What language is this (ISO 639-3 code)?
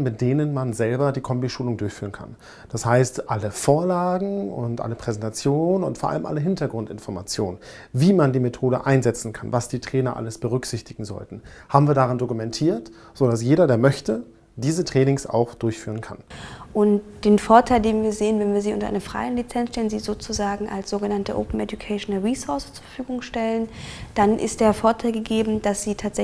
deu